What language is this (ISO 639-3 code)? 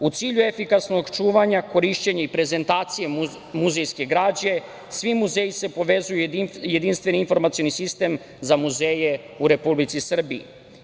srp